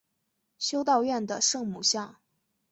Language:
Chinese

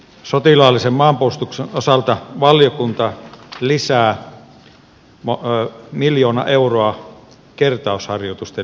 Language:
Finnish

